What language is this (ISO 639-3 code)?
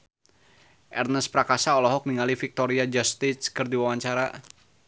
sun